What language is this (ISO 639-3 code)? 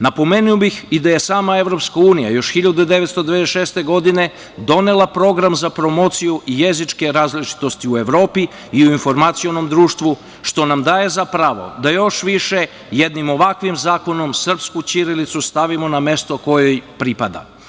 srp